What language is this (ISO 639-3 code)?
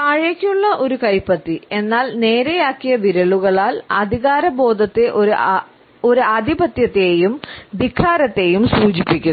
mal